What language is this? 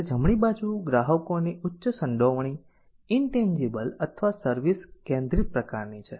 Gujarati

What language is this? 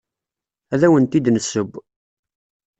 Kabyle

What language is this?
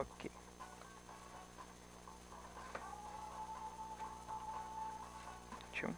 Portuguese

